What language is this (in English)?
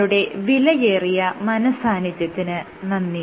Malayalam